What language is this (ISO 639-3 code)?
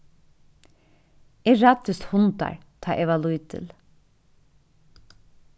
fao